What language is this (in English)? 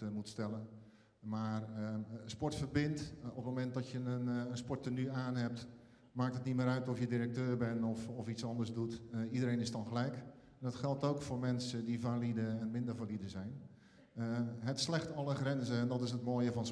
Dutch